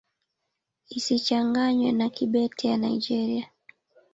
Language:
Swahili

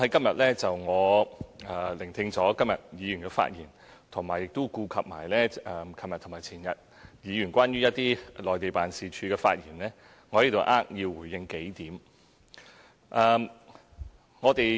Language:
Cantonese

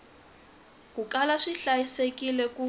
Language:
Tsonga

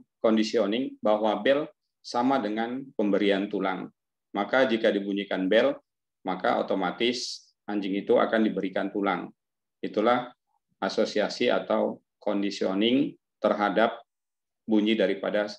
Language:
Indonesian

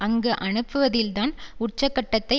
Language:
Tamil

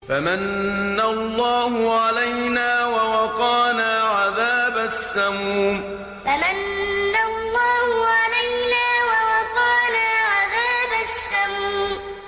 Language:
Arabic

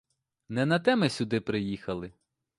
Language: Ukrainian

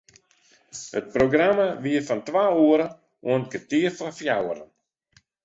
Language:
Western Frisian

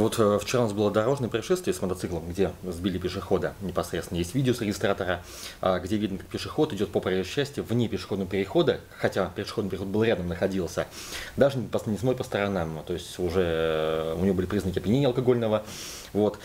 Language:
Russian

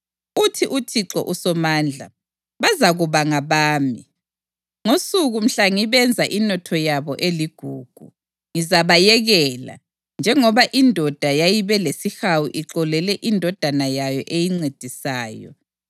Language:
North Ndebele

